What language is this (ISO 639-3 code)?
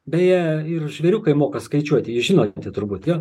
lit